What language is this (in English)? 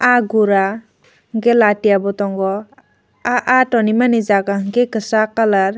Kok Borok